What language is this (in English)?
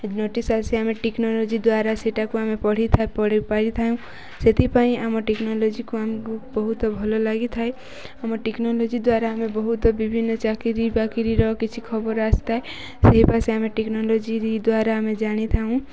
Odia